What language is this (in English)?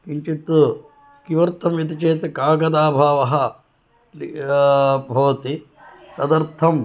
Sanskrit